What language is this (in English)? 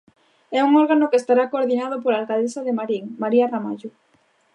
Galician